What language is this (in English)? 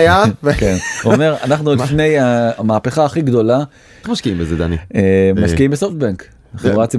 Hebrew